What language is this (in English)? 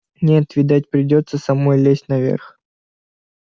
Russian